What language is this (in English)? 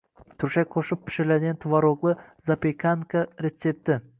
Uzbek